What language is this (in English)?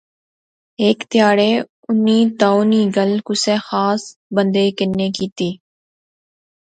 Pahari-Potwari